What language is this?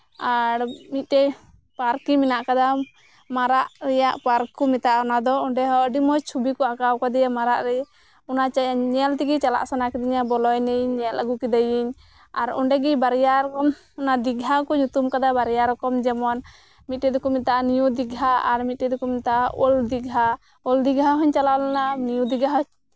Santali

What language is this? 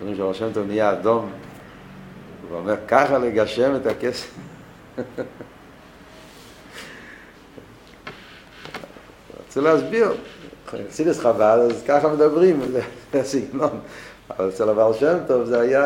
Hebrew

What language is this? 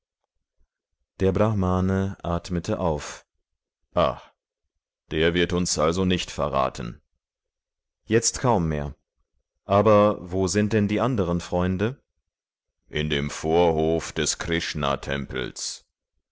German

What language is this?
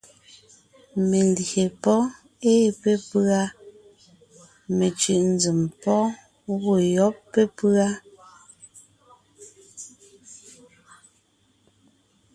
Ngiemboon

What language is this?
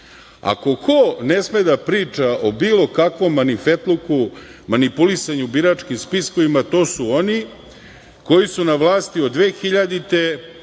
Serbian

